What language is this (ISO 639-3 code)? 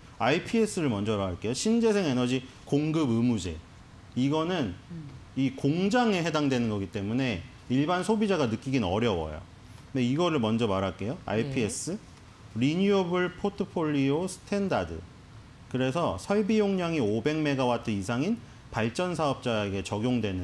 kor